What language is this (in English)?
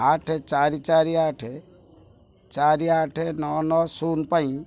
Odia